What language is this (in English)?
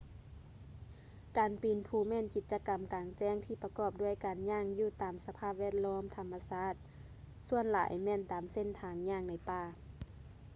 Lao